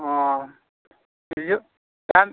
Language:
Bodo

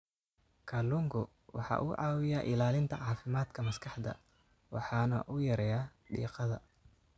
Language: Somali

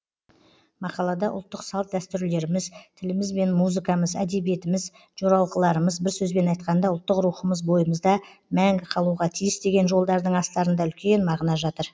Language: Kazakh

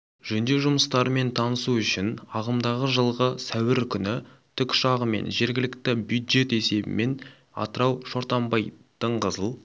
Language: Kazakh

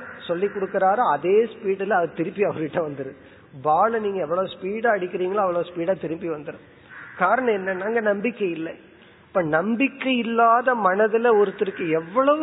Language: Tamil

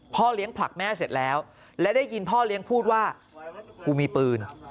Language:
Thai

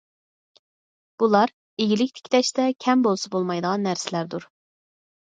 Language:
Uyghur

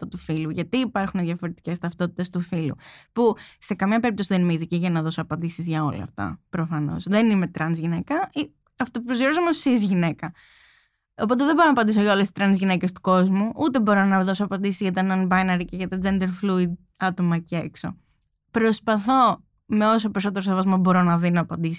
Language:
Greek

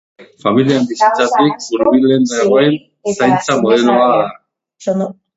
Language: Basque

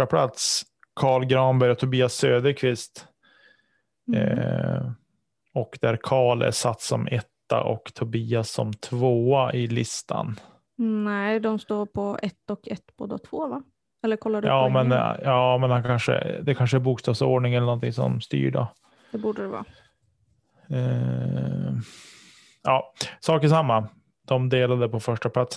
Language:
Swedish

